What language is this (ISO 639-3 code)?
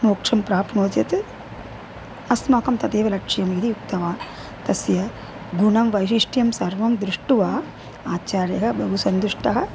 san